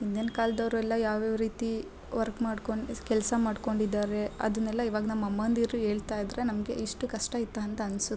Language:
Kannada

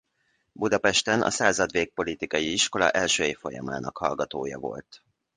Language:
Hungarian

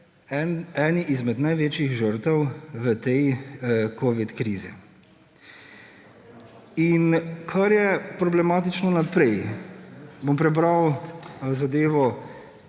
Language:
Slovenian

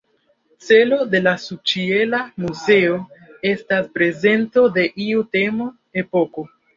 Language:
Esperanto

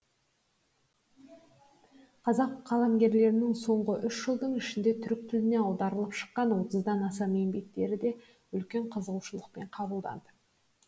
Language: Kazakh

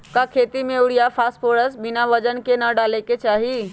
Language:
Magahi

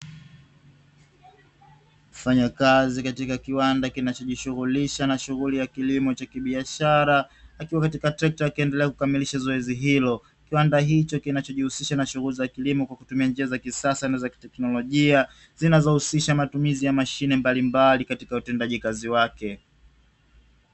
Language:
Swahili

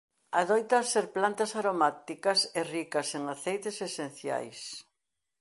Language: Galician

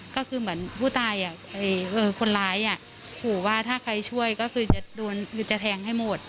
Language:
Thai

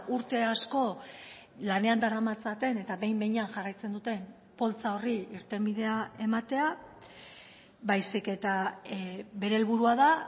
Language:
Basque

